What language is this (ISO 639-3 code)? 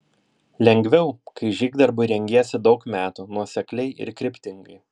lit